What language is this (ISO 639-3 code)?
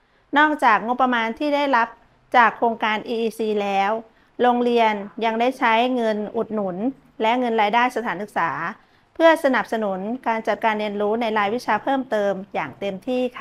tha